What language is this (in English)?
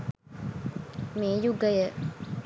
Sinhala